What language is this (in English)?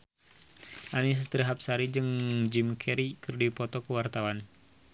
Sundanese